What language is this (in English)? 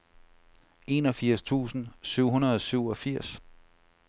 Danish